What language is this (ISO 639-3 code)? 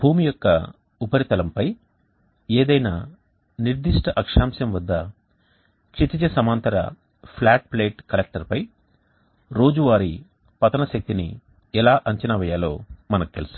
tel